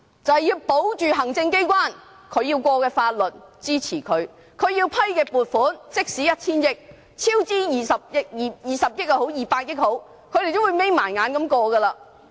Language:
Cantonese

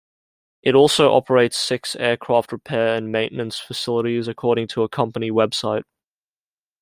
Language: English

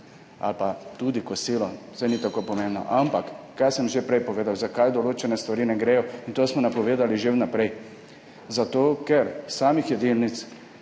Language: Slovenian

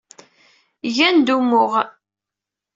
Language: Kabyle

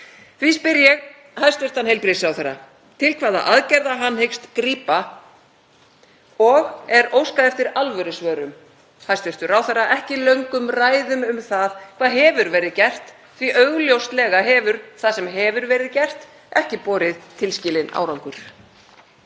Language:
Icelandic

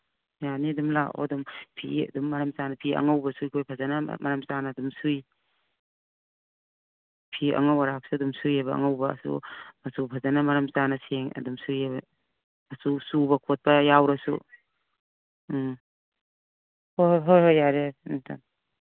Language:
Manipuri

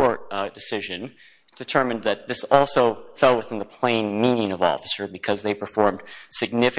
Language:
English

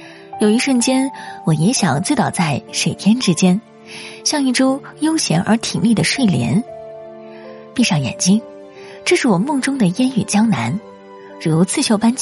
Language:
Chinese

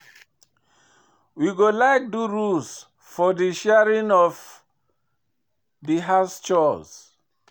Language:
Nigerian Pidgin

